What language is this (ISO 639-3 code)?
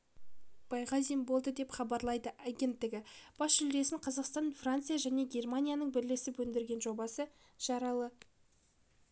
kaz